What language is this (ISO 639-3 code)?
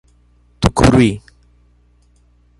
por